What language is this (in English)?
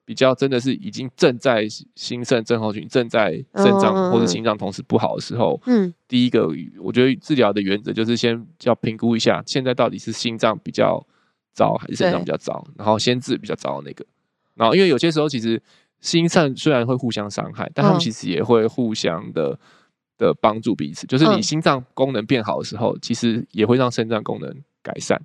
Chinese